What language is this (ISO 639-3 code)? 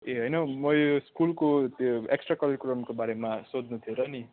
nep